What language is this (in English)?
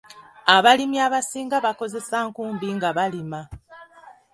Ganda